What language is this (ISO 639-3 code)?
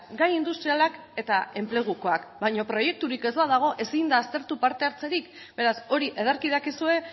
eus